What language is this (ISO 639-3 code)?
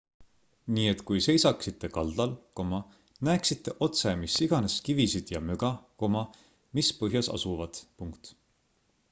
est